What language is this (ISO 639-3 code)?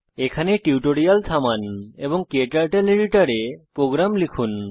ben